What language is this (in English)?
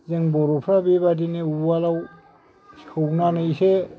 Bodo